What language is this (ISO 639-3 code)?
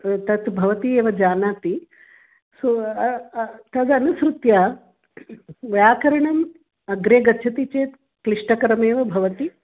san